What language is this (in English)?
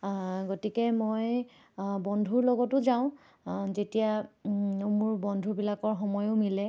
Assamese